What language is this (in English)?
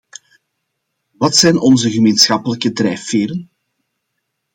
Dutch